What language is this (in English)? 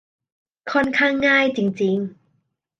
Thai